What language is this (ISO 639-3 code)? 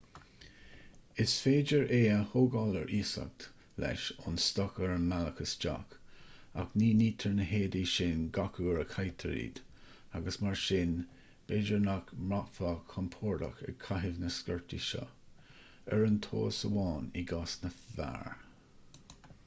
gle